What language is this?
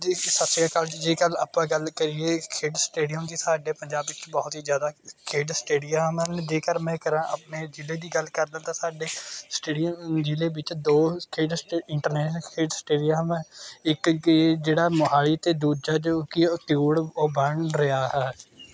Punjabi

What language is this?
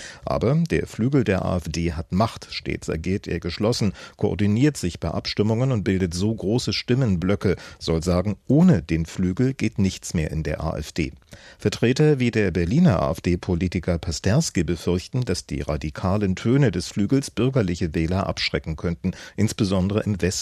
German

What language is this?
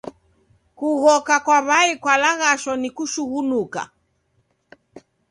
Taita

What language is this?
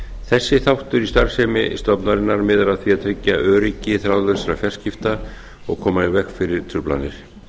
Icelandic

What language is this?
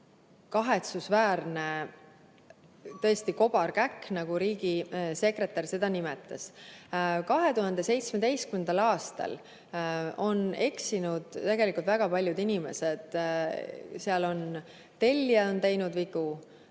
Estonian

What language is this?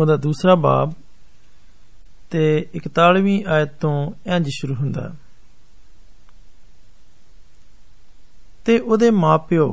Hindi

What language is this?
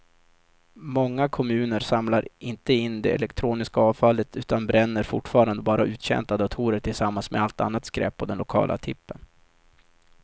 Swedish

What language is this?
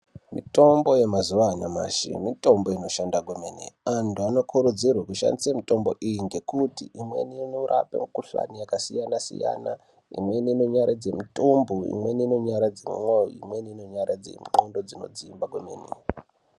Ndau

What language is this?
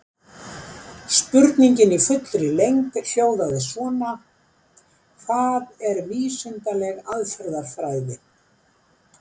Icelandic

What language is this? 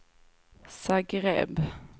Swedish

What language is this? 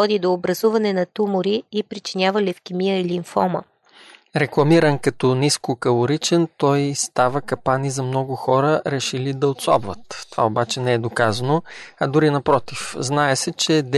Bulgarian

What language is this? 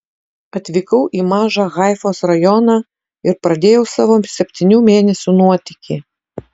Lithuanian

